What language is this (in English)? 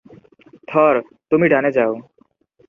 Bangla